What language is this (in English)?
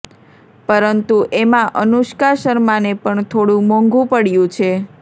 Gujarati